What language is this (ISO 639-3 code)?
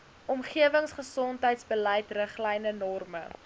afr